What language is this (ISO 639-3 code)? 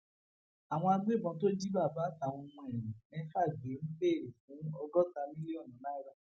yor